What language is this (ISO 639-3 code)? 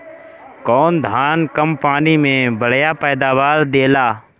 bho